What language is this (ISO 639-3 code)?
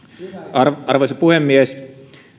fin